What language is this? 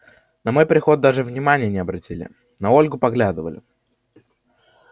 Russian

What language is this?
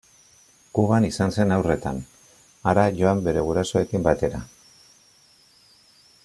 Basque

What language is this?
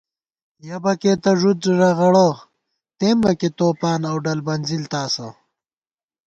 Gawar-Bati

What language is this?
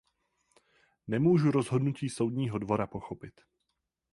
Czech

